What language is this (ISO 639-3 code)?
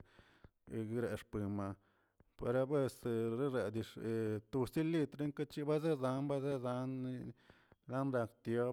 zts